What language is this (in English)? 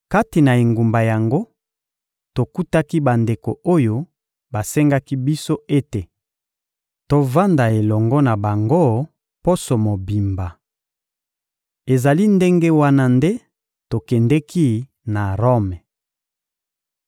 Lingala